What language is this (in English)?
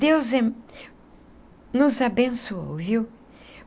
Portuguese